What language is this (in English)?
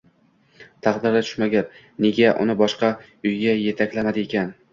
Uzbek